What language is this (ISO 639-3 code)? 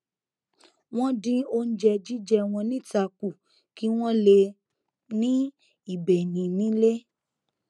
yor